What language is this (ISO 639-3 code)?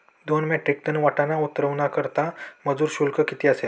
mar